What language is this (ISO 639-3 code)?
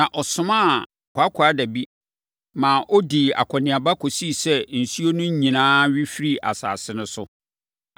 aka